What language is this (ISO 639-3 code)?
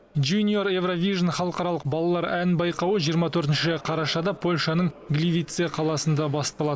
kaz